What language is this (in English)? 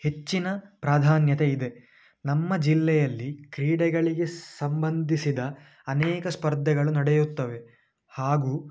Kannada